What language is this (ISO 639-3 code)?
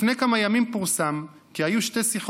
heb